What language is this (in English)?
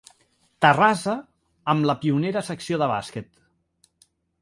Catalan